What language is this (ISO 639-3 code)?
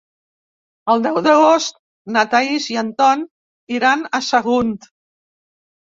cat